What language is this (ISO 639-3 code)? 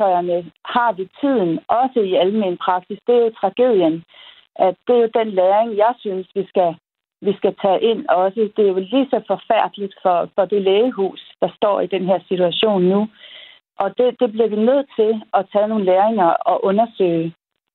dan